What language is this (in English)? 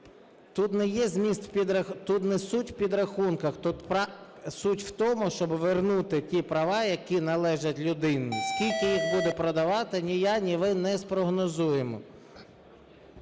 Ukrainian